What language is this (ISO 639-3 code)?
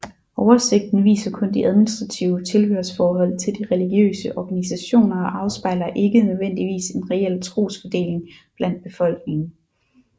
dan